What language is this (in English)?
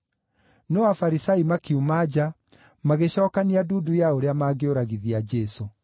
Kikuyu